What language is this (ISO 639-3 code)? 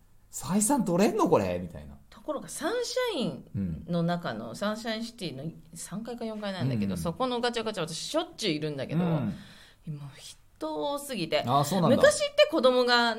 jpn